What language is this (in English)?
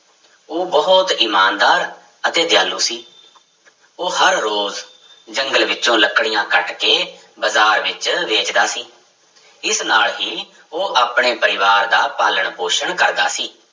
Punjabi